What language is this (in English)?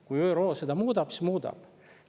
Estonian